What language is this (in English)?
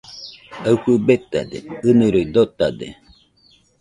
Nüpode Huitoto